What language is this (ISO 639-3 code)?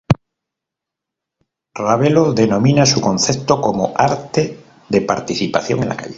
spa